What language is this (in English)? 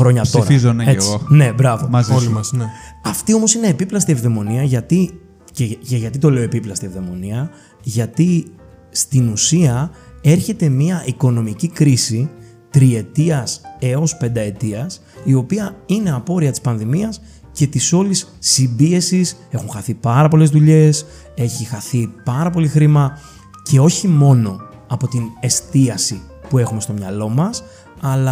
Greek